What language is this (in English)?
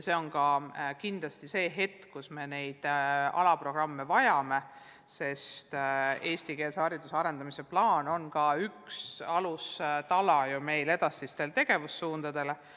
Estonian